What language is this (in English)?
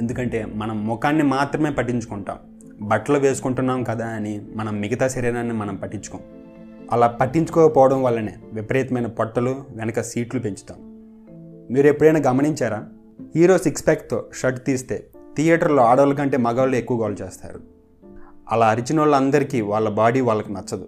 Telugu